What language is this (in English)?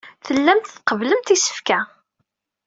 Kabyle